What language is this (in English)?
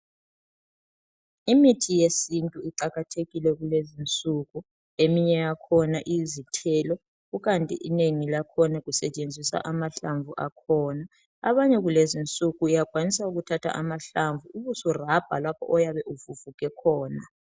North Ndebele